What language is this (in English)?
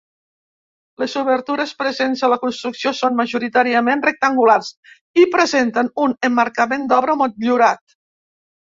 Catalan